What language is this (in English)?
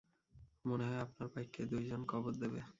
Bangla